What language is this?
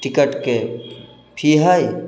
Maithili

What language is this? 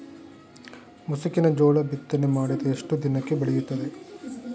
Kannada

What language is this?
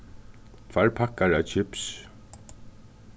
Faroese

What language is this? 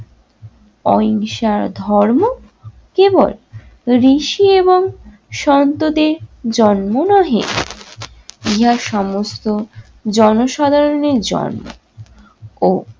Bangla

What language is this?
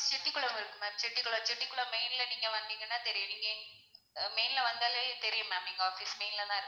Tamil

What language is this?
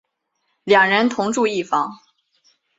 Chinese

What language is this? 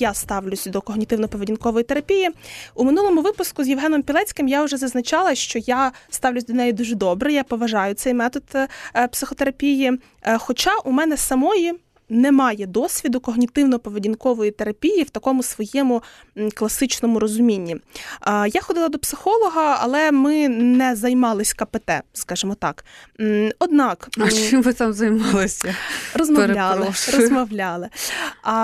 Ukrainian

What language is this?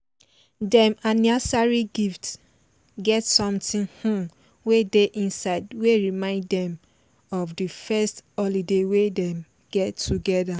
Nigerian Pidgin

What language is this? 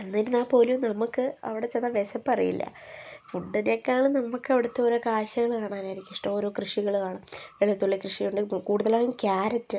Malayalam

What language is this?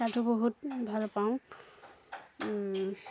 Assamese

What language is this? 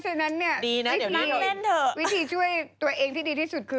Thai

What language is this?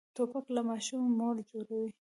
Pashto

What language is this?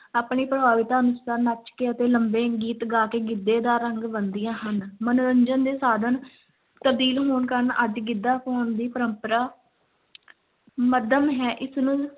Punjabi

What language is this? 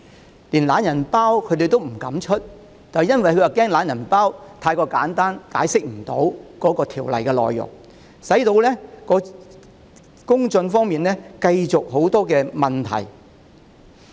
Cantonese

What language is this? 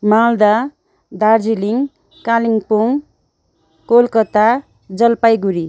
Nepali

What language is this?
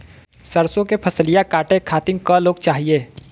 Bhojpuri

